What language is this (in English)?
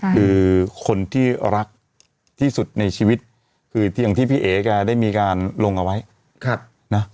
Thai